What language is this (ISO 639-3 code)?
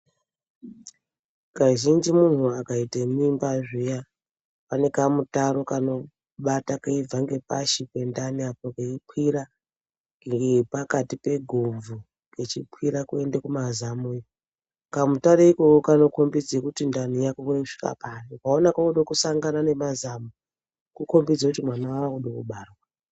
ndc